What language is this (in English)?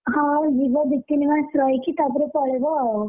Odia